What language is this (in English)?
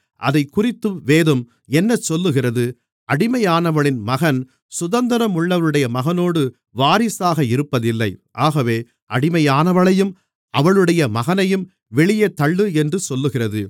Tamil